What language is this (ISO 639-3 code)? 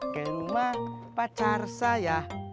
ind